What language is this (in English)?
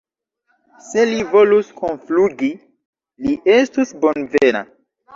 Esperanto